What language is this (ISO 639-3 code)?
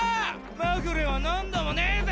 jpn